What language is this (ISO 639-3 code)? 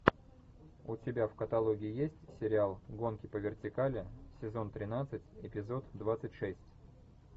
rus